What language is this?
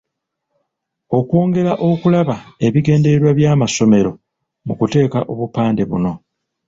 Ganda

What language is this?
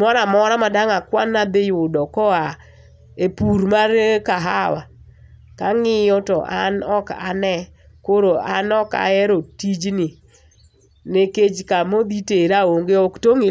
Luo (Kenya and Tanzania)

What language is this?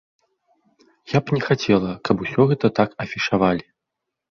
Belarusian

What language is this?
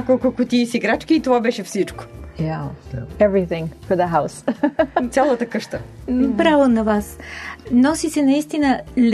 Bulgarian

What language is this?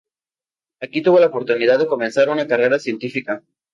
Spanish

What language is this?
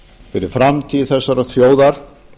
Icelandic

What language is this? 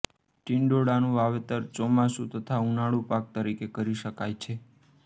Gujarati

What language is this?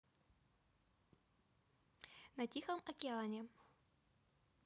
Russian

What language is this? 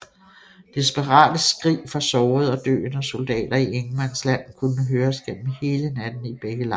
Danish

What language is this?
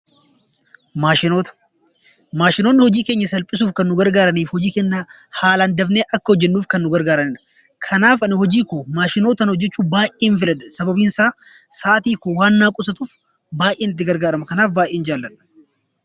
Oromo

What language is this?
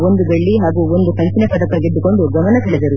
Kannada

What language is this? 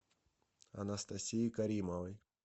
Russian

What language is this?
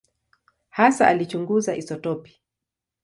Swahili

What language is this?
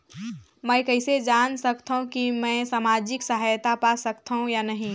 Chhattisgarhi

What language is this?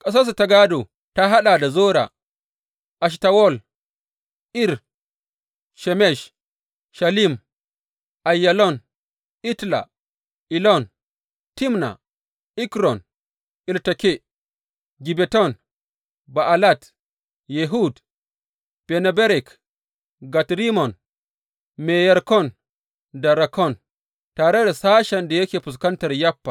Hausa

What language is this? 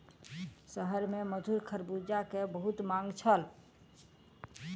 Maithili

